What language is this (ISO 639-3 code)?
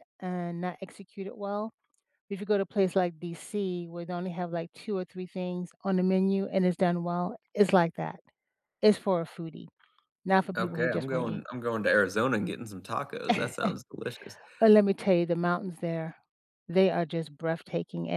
eng